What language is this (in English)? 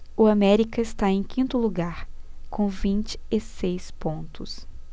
Portuguese